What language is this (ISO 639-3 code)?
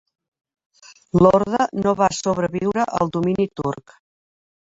cat